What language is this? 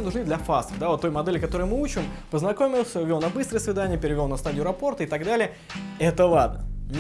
Russian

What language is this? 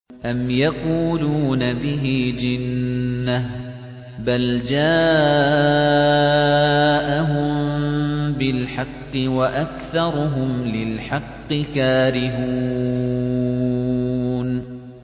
Arabic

